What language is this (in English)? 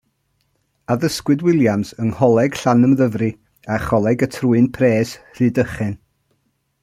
Welsh